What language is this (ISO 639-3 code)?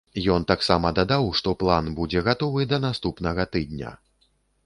bel